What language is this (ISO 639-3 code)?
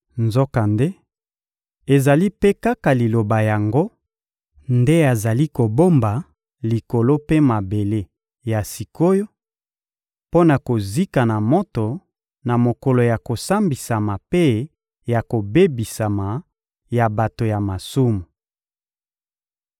lin